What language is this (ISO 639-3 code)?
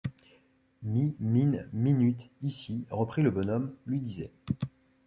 fra